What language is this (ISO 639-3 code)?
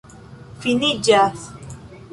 epo